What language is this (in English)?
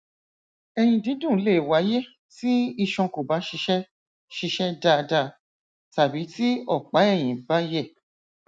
Yoruba